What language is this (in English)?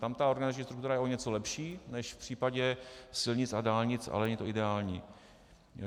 Czech